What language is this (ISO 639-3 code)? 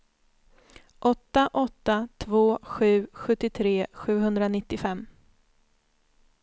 swe